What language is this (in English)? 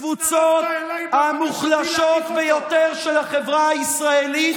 Hebrew